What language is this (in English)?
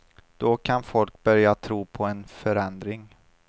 Swedish